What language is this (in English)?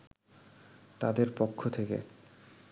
Bangla